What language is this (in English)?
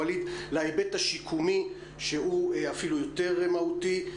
Hebrew